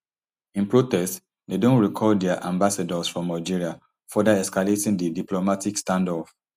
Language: Nigerian Pidgin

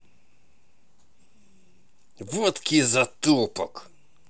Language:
Russian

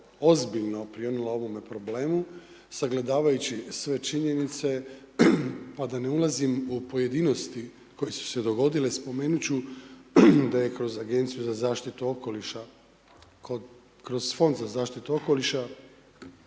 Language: Croatian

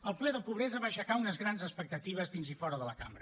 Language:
Catalan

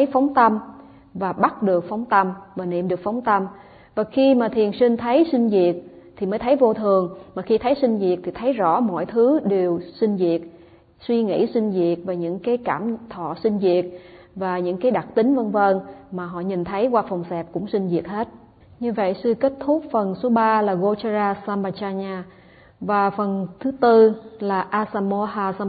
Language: Vietnamese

